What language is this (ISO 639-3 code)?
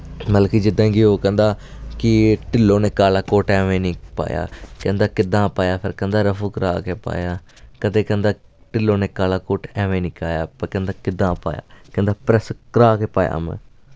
doi